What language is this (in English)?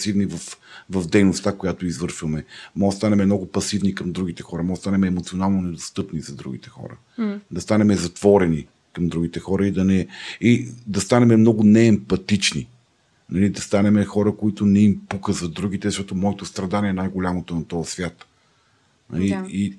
Bulgarian